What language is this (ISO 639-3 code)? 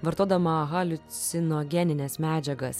lit